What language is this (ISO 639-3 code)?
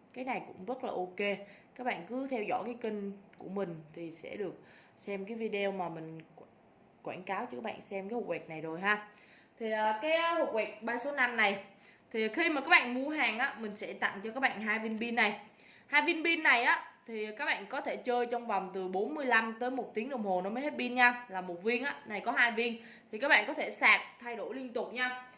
vie